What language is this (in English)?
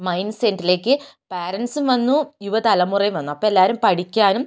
Malayalam